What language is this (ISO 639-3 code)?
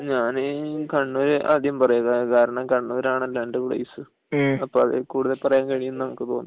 mal